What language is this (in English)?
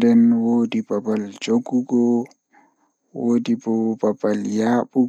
Fula